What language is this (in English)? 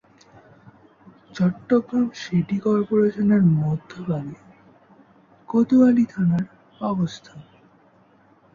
Bangla